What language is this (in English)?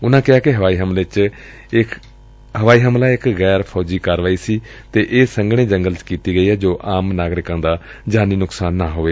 Punjabi